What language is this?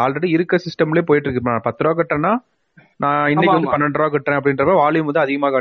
Tamil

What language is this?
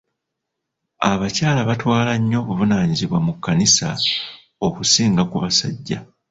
Ganda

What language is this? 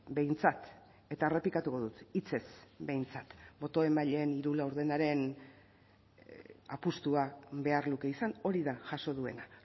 Basque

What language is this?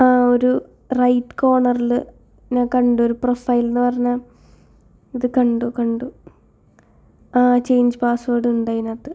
Malayalam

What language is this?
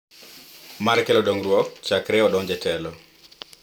Luo (Kenya and Tanzania)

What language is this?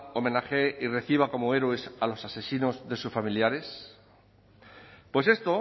Spanish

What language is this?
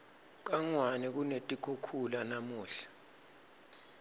Swati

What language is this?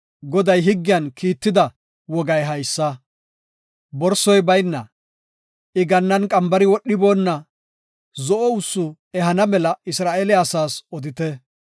Gofa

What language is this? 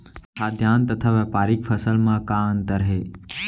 Chhattisgarhi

